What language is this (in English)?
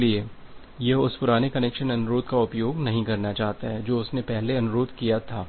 Hindi